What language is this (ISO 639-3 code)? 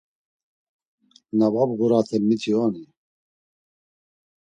lzz